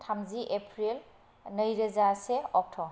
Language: Bodo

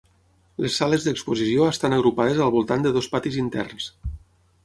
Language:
Catalan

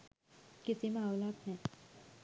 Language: Sinhala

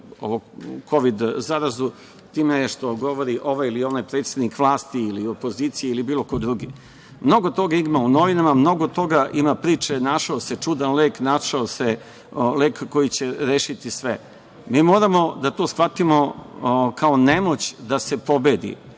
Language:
Serbian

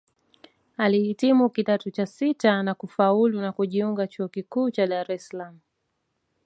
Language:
Swahili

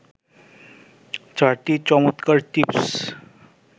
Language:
Bangla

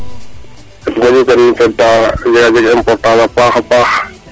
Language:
Serer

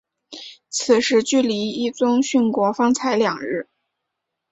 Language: Chinese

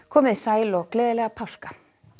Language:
Icelandic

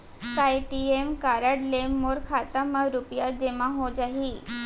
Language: Chhattisgarhi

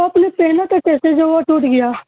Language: Urdu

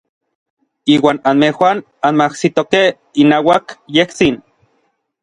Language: Orizaba Nahuatl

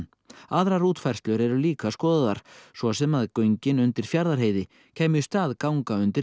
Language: Icelandic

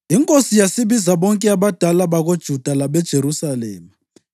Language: North Ndebele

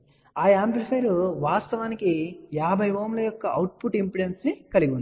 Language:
Telugu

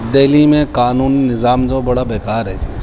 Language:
Urdu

